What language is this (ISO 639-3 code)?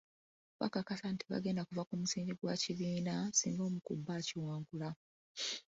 lug